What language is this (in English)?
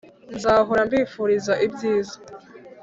Kinyarwanda